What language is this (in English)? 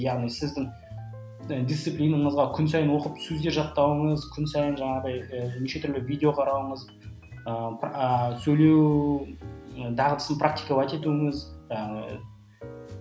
Kazakh